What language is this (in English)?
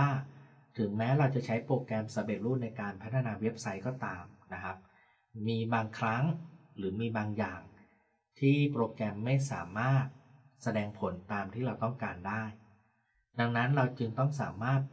Thai